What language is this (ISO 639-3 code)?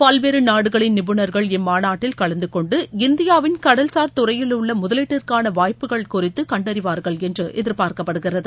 tam